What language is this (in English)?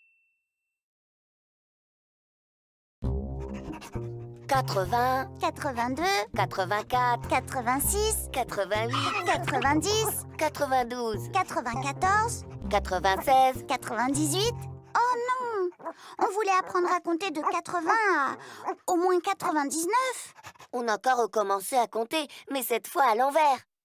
French